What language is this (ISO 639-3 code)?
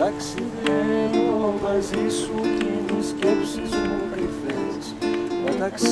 ell